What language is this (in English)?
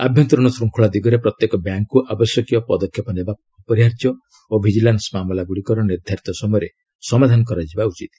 Odia